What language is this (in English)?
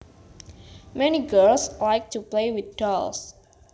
Javanese